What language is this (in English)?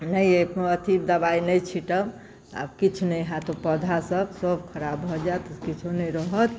Maithili